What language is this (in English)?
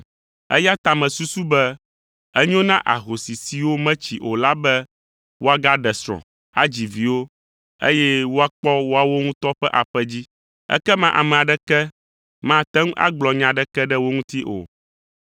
Ewe